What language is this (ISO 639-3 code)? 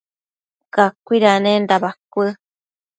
mcf